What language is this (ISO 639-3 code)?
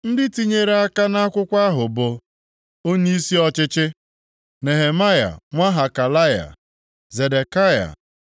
ibo